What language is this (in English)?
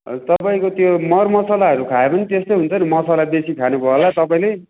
Nepali